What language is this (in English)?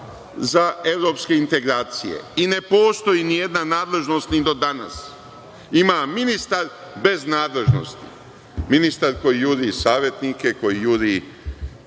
Serbian